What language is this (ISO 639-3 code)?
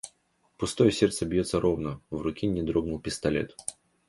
rus